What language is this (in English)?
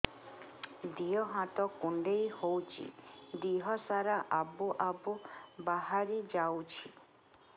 Odia